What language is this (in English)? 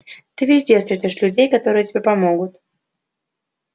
Russian